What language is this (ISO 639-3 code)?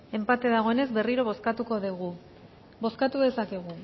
eus